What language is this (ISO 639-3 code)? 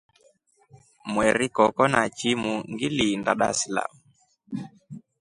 rof